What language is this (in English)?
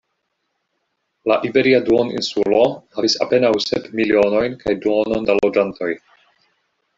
Esperanto